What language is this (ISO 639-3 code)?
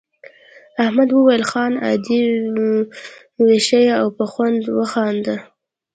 pus